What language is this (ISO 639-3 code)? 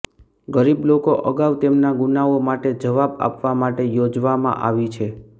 guj